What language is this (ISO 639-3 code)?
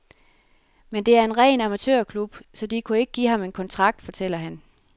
dan